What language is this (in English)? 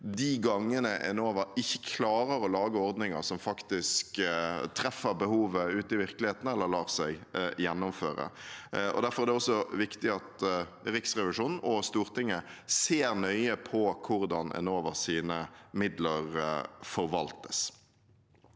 Norwegian